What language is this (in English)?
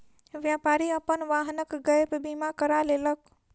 Maithili